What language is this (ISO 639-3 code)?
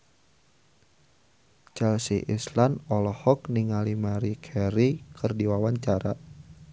sun